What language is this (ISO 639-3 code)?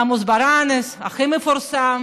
heb